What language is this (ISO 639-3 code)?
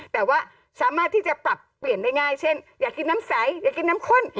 tha